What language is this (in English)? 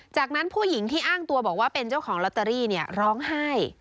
Thai